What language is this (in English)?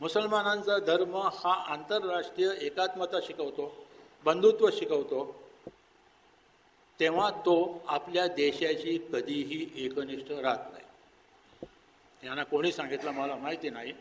Hindi